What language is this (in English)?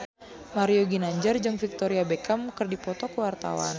Sundanese